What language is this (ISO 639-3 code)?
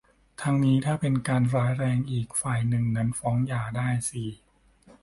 tha